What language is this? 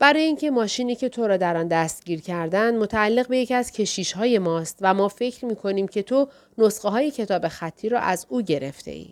Persian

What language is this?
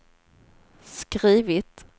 Swedish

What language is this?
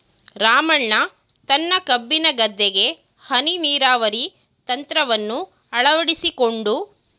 Kannada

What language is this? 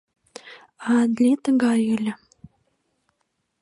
Mari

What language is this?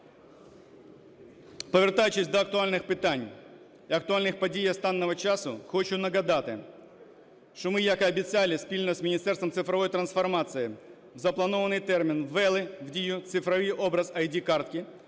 Ukrainian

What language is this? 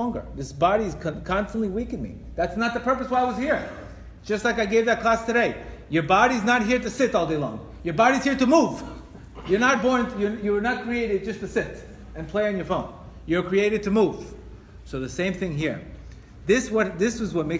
English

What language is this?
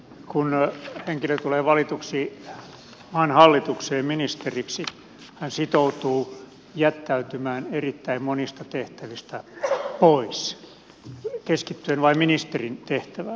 Finnish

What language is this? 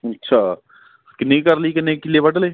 Punjabi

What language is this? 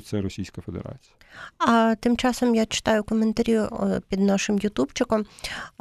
Ukrainian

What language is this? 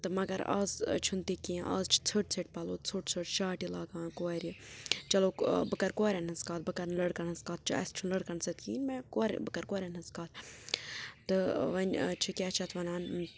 Kashmiri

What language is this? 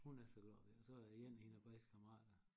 Danish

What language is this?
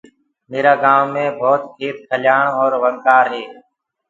Gurgula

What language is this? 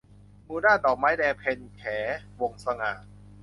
Thai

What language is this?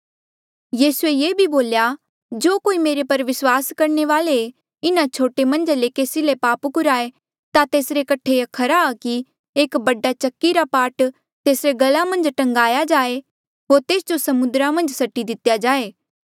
Mandeali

